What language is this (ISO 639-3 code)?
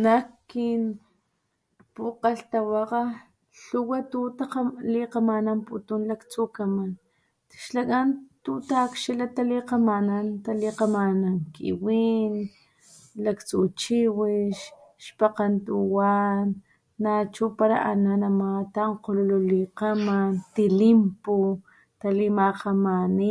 top